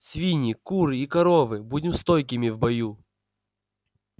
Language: Russian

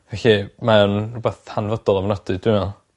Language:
Welsh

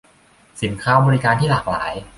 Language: Thai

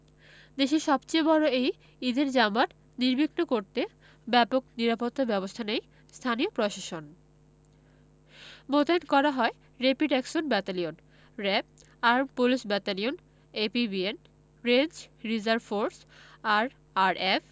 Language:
Bangla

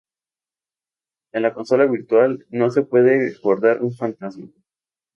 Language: Spanish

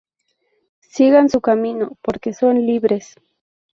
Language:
Spanish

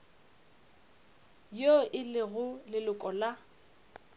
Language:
Northern Sotho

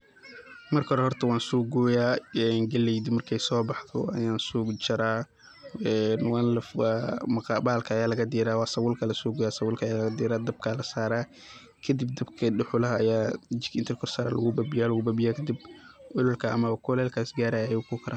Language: Somali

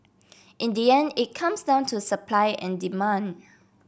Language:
English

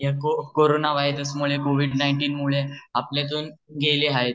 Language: Marathi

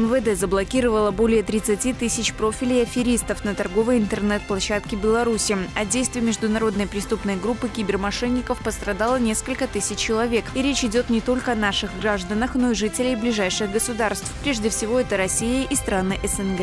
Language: Russian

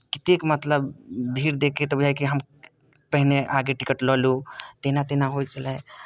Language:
Maithili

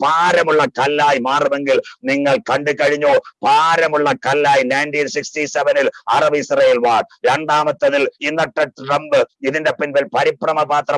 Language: Hindi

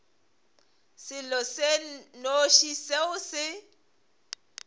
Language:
Northern Sotho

